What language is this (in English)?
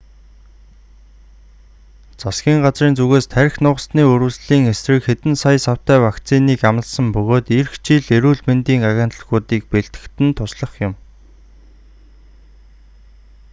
Mongolian